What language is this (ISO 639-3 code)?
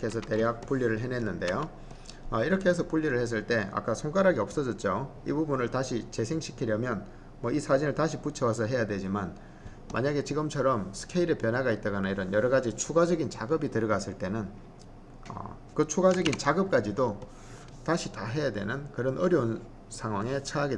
kor